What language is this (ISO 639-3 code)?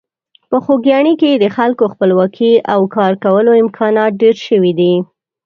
pus